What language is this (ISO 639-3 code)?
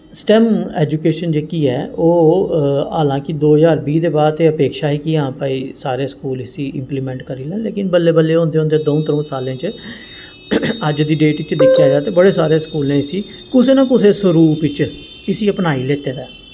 doi